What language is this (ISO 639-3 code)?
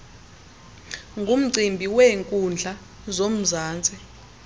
xho